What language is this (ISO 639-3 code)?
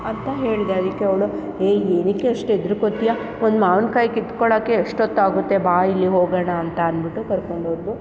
kan